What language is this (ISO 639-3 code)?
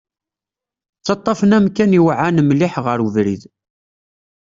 kab